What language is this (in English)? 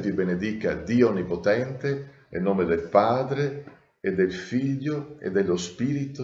Italian